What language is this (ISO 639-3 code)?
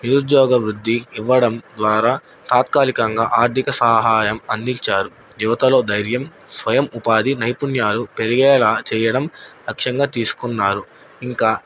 tel